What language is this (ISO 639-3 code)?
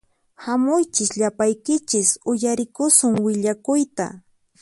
qxp